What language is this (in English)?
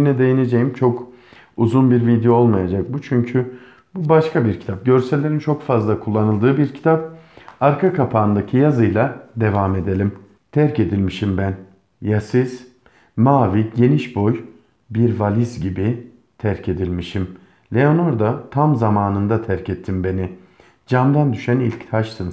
Turkish